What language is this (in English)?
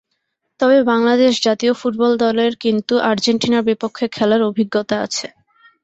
Bangla